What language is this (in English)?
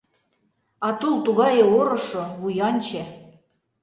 Mari